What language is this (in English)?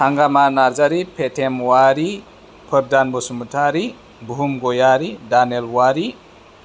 Bodo